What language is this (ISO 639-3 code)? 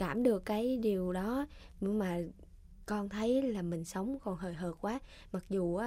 vie